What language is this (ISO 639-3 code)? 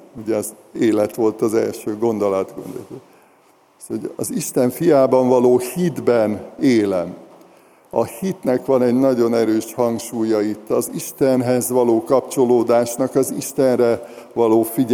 hun